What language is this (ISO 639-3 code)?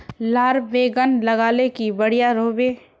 mag